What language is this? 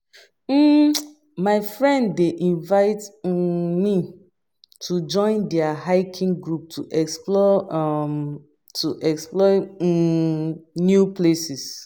Nigerian Pidgin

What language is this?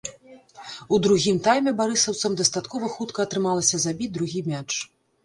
Belarusian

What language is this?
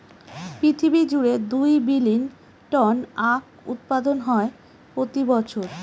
Bangla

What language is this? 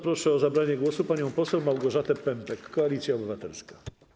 Polish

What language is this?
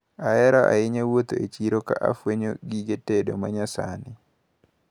Luo (Kenya and Tanzania)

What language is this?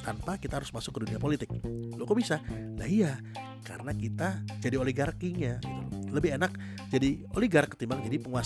Indonesian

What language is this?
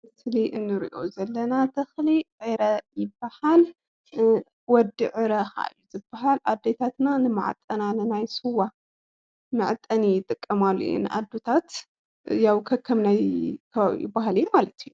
Tigrinya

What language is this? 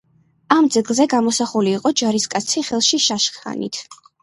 Georgian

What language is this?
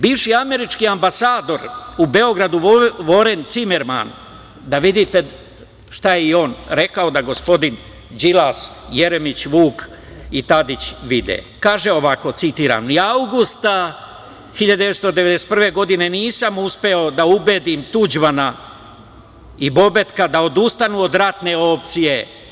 Serbian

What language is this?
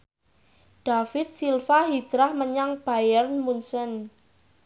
Javanese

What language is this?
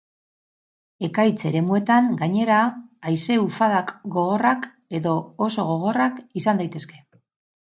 Basque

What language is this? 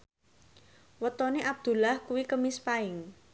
Javanese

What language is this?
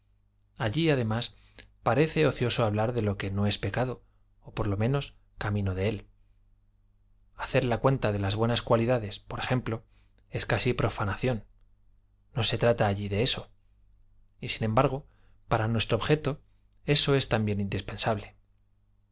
Spanish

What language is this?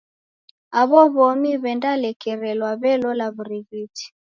Taita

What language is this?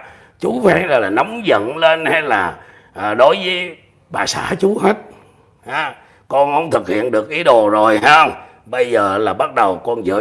Vietnamese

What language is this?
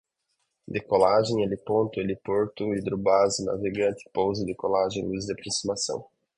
Portuguese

